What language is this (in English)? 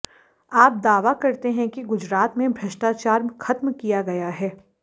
Hindi